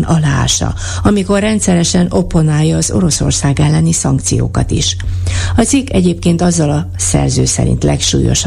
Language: Hungarian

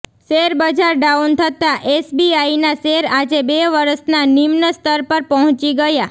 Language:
Gujarati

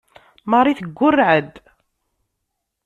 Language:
Kabyle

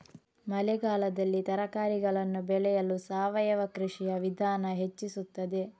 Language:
Kannada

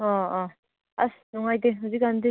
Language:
Manipuri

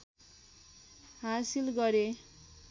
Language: Nepali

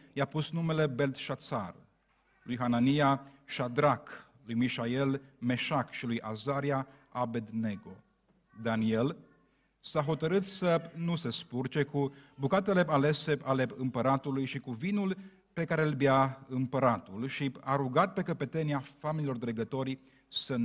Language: Romanian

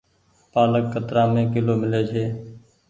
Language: Goaria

